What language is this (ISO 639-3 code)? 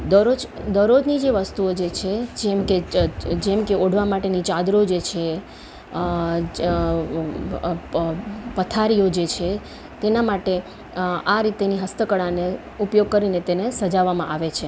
guj